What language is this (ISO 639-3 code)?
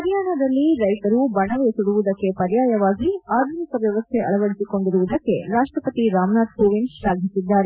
kan